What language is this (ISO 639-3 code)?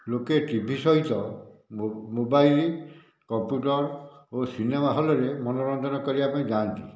ori